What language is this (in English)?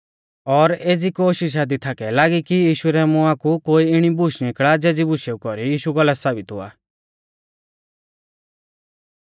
Mahasu Pahari